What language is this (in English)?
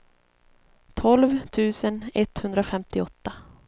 Swedish